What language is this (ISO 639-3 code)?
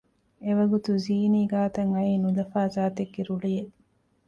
div